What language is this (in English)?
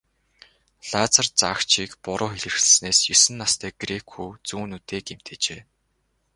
Mongolian